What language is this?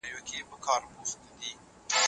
Pashto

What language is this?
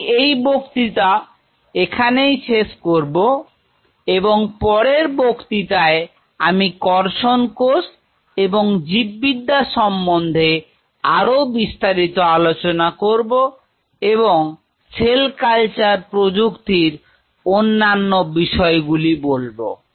Bangla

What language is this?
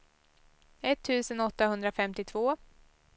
Swedish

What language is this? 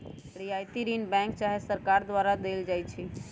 Magahi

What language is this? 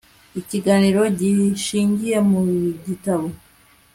Kinyarwanda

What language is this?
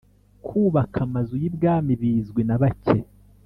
Kinyarwanda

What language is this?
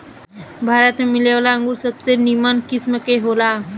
Bhojpuri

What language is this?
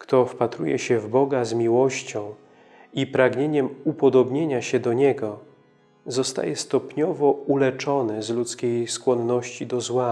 Polish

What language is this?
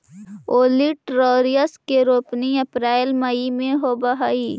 Magahi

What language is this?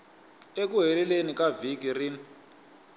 Tsonga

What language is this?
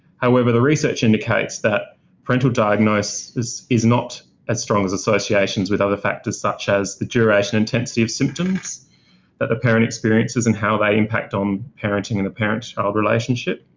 English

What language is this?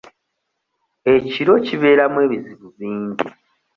Ganda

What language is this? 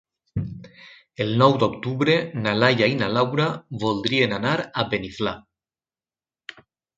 Catalan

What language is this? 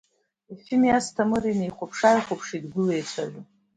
Abkhazian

